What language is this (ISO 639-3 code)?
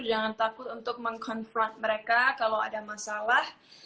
ind